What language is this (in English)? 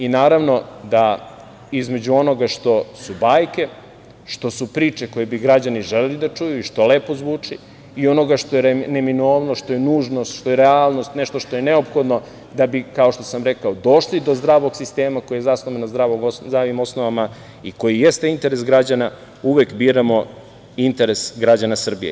Serbian